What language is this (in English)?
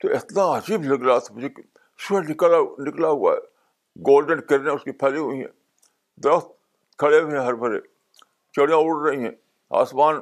Urdu